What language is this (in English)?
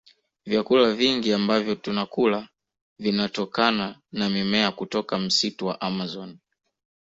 Swahili